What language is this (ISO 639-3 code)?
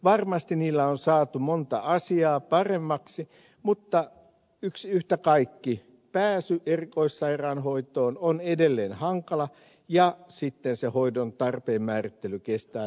fin